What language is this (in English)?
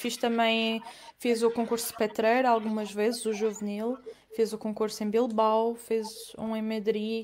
Portuguese